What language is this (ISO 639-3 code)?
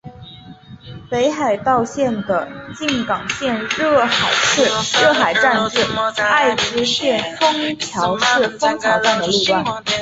zho